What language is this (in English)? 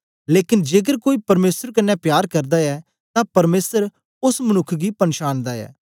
Dogri